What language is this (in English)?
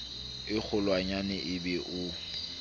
Southern Sotho